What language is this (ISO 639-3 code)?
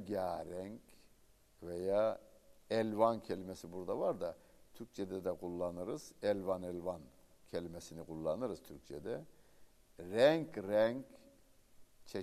tur